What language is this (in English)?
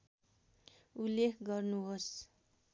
Nepali